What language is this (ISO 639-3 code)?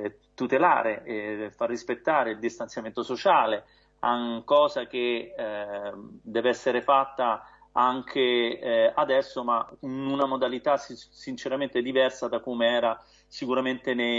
ita